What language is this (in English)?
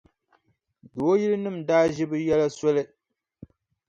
Dagbani